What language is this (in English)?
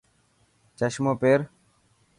Dhatki